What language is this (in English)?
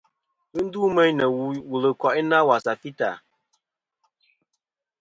Kom